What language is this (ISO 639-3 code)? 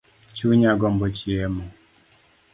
luo